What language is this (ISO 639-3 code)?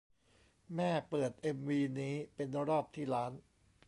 tha